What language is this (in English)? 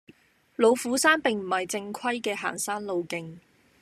Cantonese